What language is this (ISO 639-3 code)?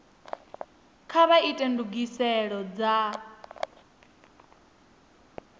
ven